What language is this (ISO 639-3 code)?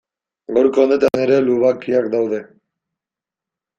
eus